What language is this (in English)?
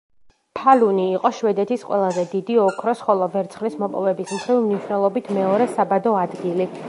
Georgian